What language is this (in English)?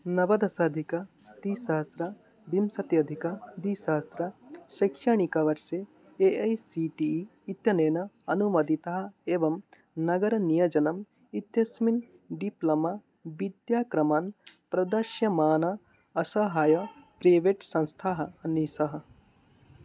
Sanskrit